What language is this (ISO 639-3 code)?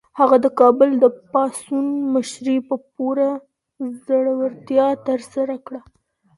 pus